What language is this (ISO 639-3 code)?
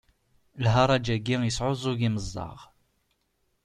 kab